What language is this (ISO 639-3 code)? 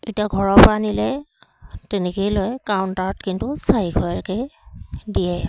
asm